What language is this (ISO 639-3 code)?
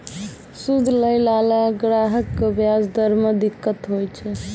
mai